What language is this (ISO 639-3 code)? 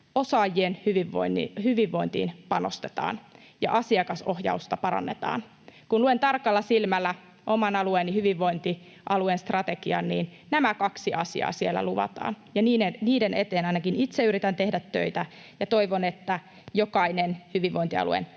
fin